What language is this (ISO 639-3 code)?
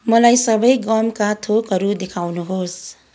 nep